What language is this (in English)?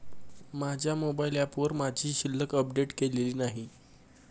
Marathi